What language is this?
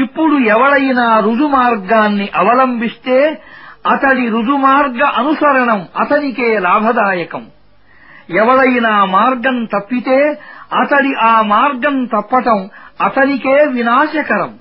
Arabic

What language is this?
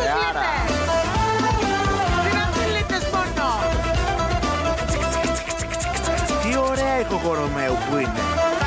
Greek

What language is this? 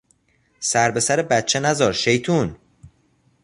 Persian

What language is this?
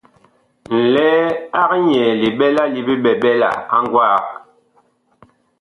Bakoko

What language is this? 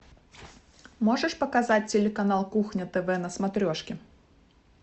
Russian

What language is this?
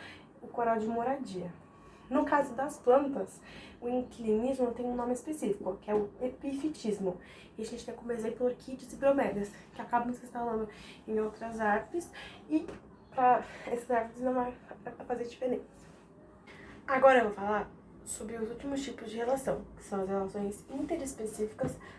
Portuguese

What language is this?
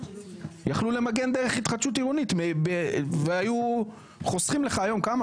Hebrew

